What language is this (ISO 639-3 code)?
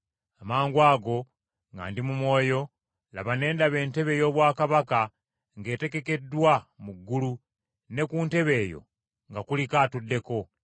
lug